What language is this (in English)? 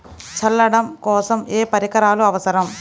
Telugu